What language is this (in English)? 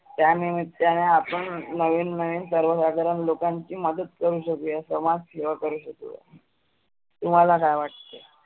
Marathi